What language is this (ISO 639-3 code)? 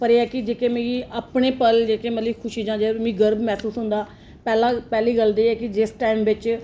doi